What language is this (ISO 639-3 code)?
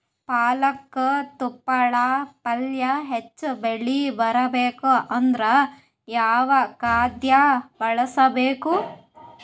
kan